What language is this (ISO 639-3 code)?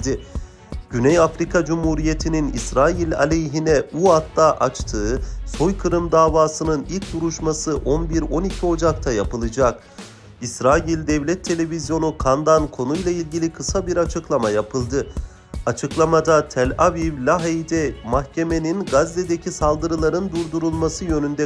tur